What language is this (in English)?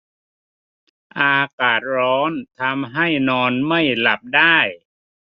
Thai